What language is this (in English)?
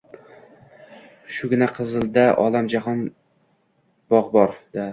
Uzbek